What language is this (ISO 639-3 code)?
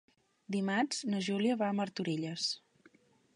cat